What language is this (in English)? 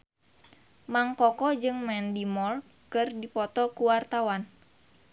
Sundanese